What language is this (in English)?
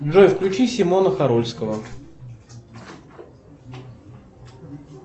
Russian